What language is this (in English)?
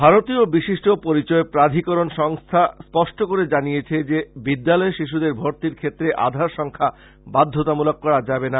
Bangla